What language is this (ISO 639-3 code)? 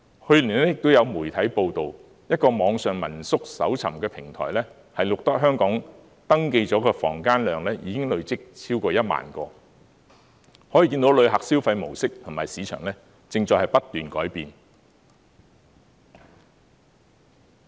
yue